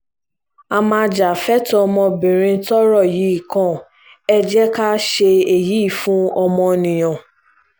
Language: Yoruba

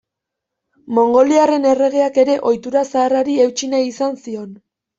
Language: Basque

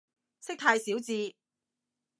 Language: Cantonese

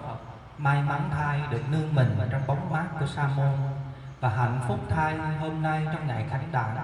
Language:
Vietnamese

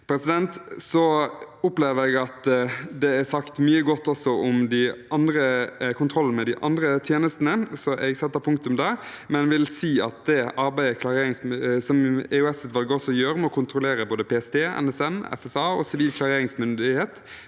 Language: Norwegian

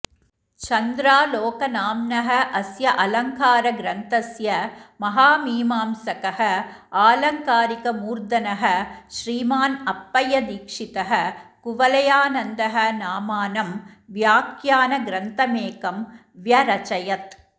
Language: Sanskrit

